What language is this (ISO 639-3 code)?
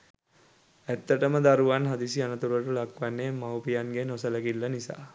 sin